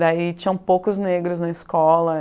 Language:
Portuguese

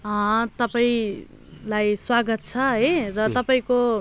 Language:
Nepali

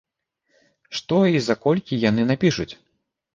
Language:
Belarusian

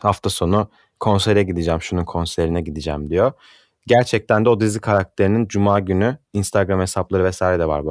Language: Turkish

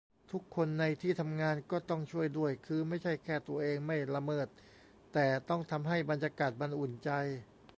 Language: Thai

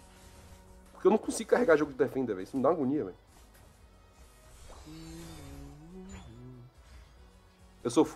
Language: Portuguese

